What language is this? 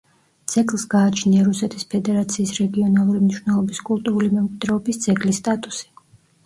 Georgian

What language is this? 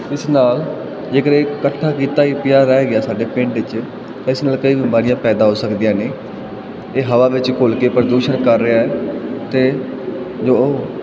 Punjabi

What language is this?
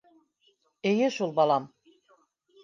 Bashkir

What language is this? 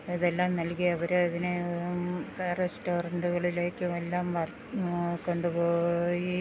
Malayalam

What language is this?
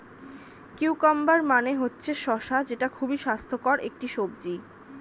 Bangla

